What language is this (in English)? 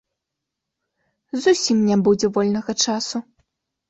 Belarusian